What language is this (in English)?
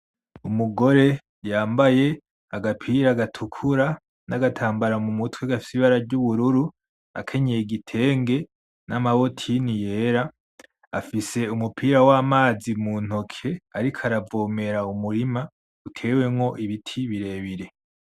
Rundi